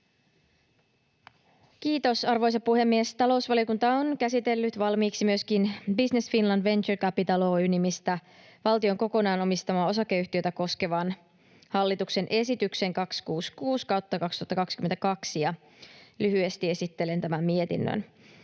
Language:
Finnish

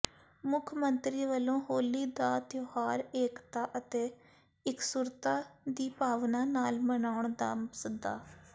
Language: Punjabi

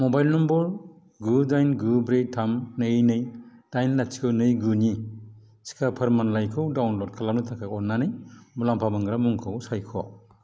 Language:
Bodo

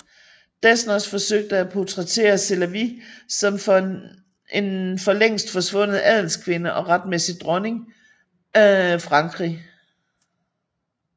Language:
Danish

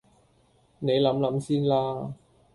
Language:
Cantonese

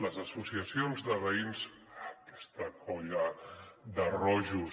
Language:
Catalan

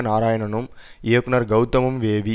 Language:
Tamil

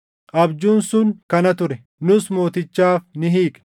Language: Oromo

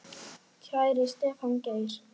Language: Icelandic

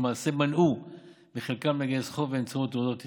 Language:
Hebrew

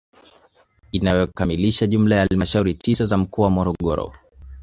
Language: Swahili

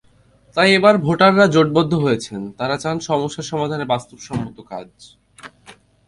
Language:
Bangla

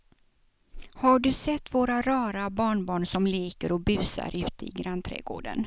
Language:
Swedish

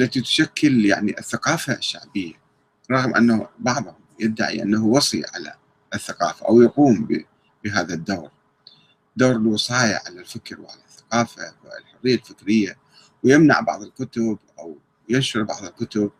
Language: Arabic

